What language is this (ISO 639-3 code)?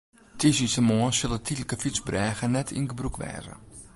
fry